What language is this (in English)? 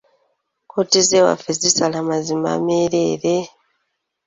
Ganda